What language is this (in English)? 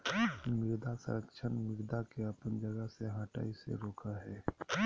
Magahi